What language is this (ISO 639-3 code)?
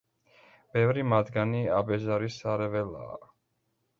kat